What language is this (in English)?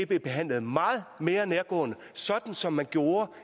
Danish